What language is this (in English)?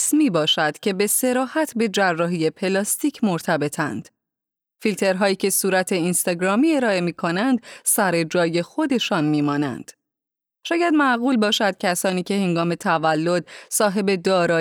Persian